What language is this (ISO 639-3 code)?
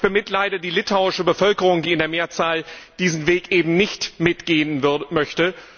deu